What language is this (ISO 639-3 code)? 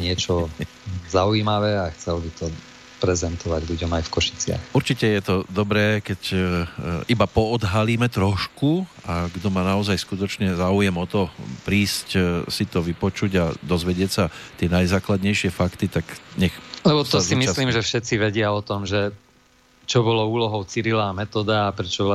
slk